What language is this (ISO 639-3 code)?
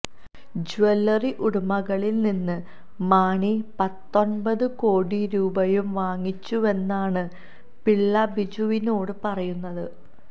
mal